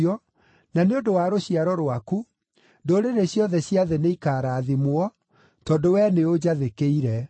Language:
Kikuyu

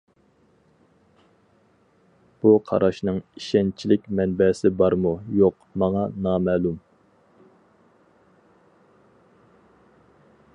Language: Uyghur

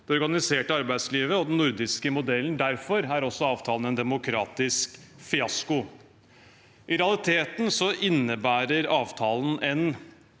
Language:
Norwegian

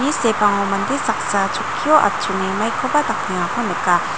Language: Garo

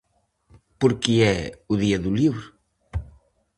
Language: Galician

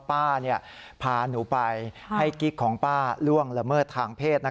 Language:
Thai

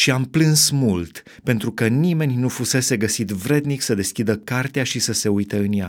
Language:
Romanian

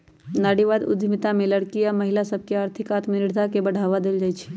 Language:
Magahi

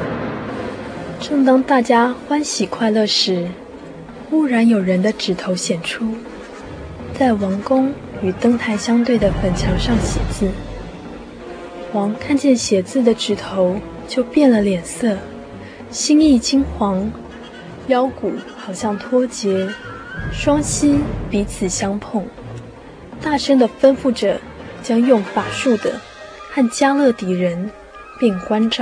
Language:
Chinese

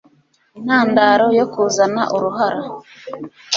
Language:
Kinyarwanda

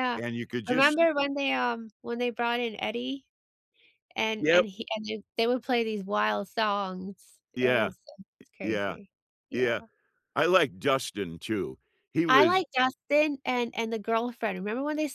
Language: English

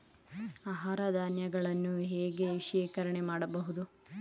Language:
Kannada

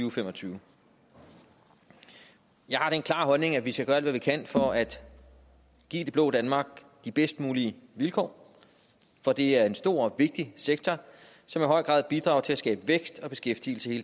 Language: Danish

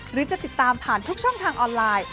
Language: Thai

